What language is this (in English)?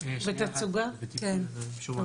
Hebrew